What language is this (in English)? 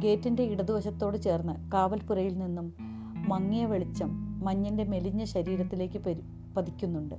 Malayalam